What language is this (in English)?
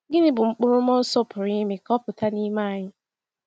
Igbo